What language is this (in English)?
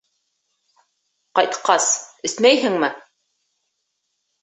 Bashkir